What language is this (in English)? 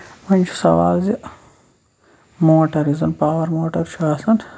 Kashmiri